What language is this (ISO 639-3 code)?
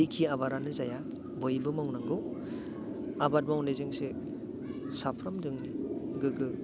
brx